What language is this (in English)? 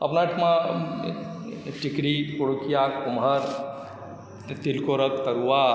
Maithili